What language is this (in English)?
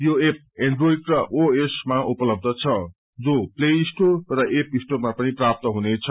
Nepali